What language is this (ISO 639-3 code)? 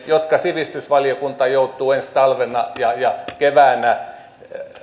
fin